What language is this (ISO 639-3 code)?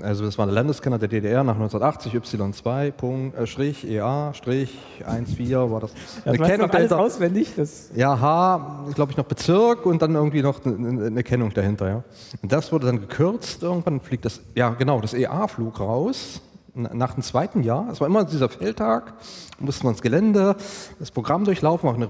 deu